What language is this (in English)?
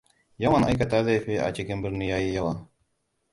Hausa